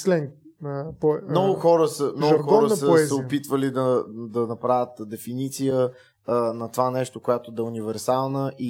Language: Bulgarian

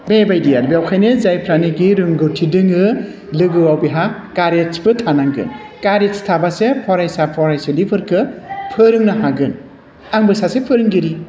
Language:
Bodo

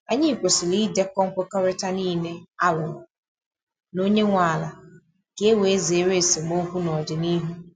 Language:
Igbo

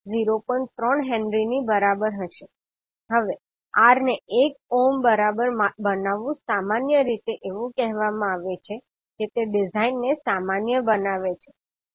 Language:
Gujarati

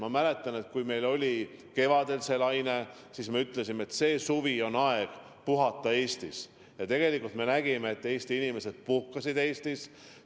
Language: Estonian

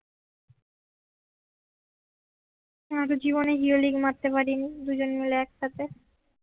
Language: Bangla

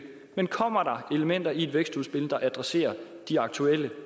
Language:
Danish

